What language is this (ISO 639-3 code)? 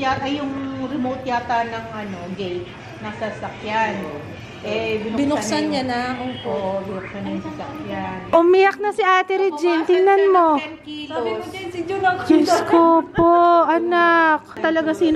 fil